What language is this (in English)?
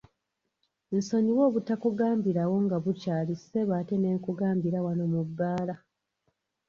Ganda